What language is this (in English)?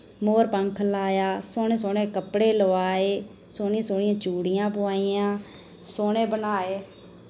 Dogri